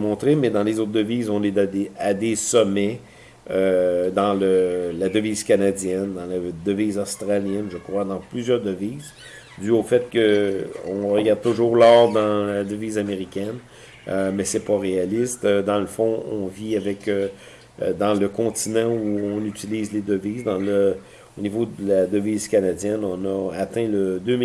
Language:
French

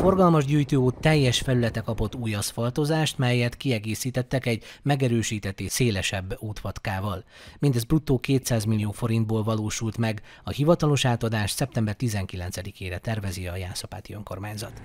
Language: Hungarian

